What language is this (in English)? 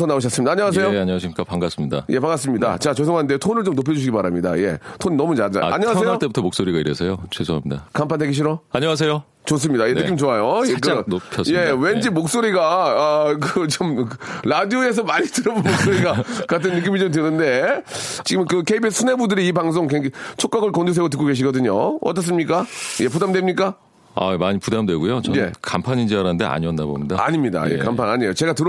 Korean